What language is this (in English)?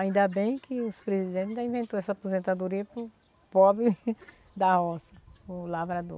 Portuguese